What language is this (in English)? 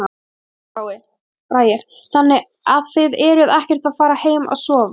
Icelandic